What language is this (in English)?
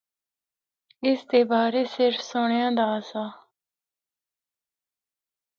Northern Hindko